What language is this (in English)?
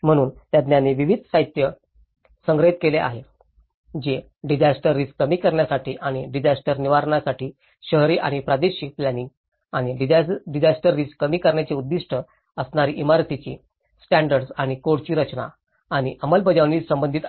Marathi